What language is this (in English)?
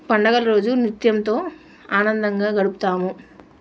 Telugu